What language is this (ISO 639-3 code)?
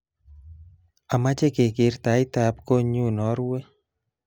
kln